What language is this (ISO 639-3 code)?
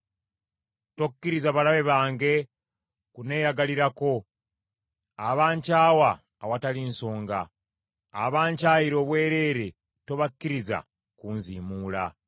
lug